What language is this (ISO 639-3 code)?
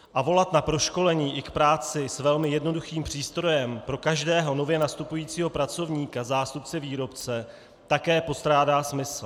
ces